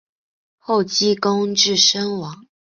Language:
Chinese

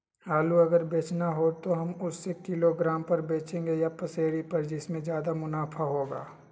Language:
Magahi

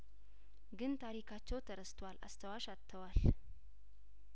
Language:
Amharic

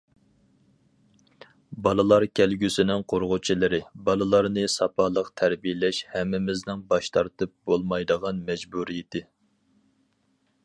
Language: Uyghur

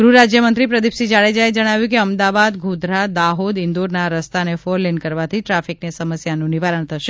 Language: Gujarati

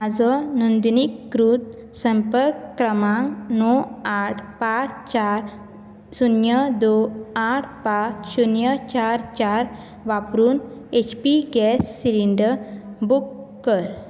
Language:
Konkani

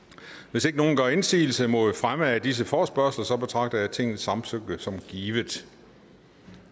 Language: Danish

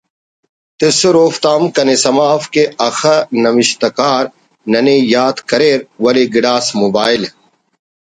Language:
Brahui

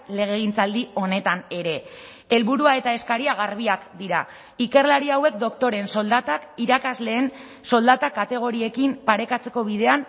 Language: Basque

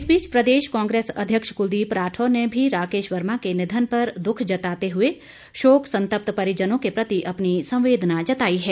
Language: Hindi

